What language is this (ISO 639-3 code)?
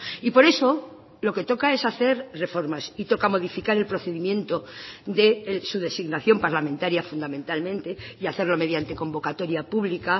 spa